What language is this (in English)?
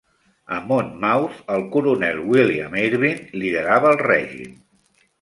Catalan